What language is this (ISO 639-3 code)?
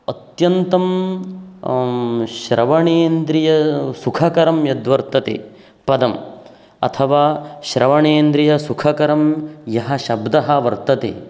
san